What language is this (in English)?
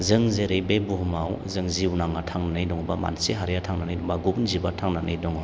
Bodo